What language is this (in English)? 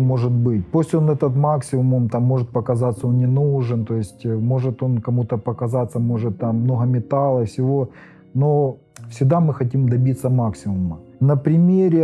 Russian